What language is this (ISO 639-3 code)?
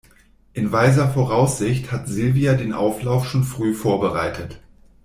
deu